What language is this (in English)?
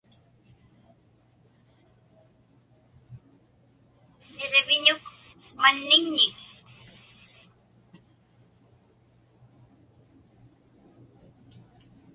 Inupiaq